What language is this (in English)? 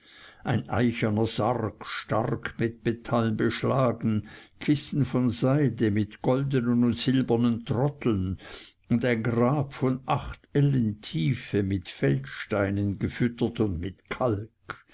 German